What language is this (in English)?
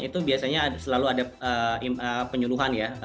Indonesian